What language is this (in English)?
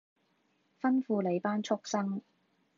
Cantonese